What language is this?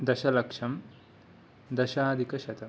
Sanskrit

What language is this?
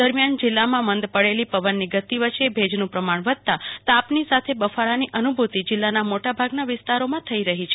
Gujarati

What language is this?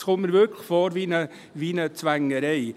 Swiss German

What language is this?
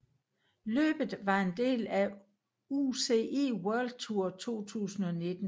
Danish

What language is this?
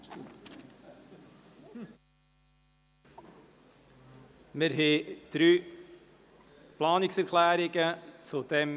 Swiss German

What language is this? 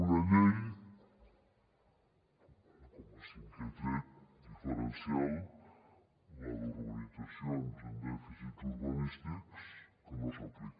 Catalan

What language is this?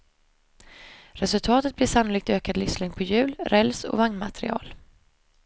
Swedish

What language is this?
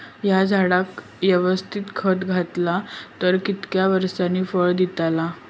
Marathi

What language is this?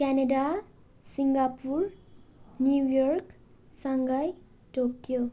Nepali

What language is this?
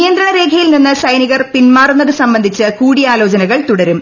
Malayalam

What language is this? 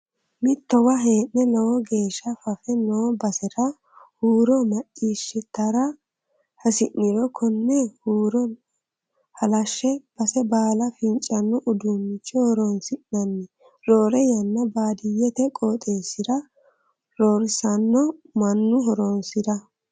Sidamo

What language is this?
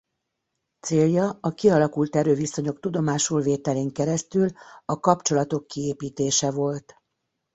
Hungarian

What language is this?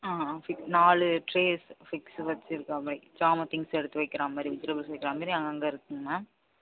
Tamil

